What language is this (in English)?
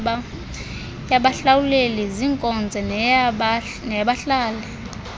Xhosa